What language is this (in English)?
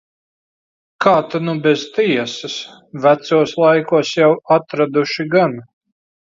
Latvian